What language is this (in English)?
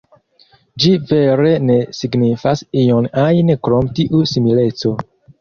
Esperanto